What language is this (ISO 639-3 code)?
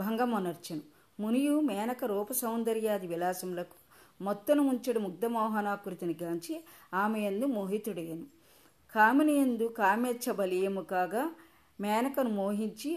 tel